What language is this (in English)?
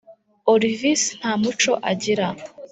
Kinyarwanda